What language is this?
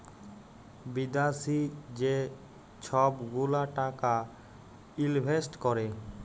Bangla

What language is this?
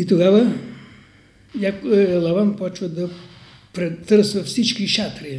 Bulgarian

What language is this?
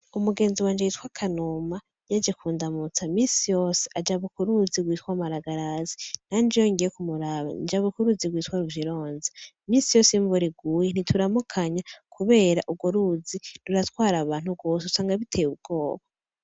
Rundi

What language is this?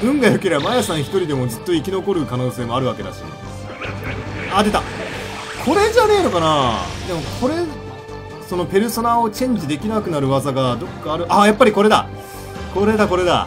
Japanese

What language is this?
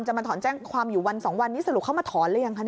Thai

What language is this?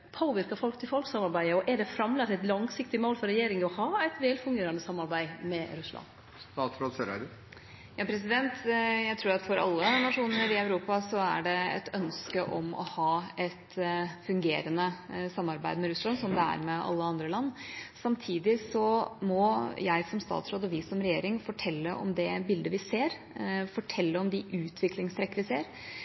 Norwegian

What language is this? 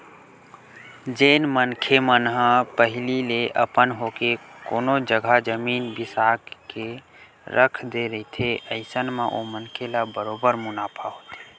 Chhattisgarhi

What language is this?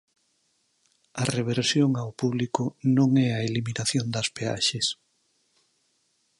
Galician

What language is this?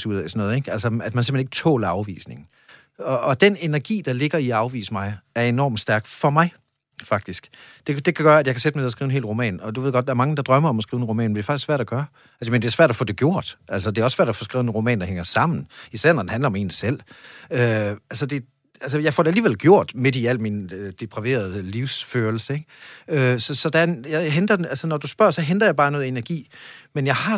Danish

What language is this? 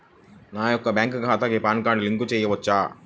Telugu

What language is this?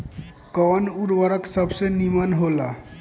Bhojpuri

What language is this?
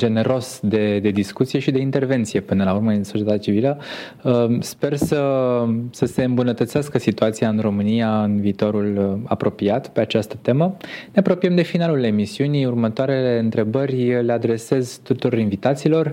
Romanian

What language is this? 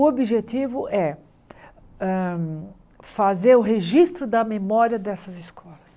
Portuguese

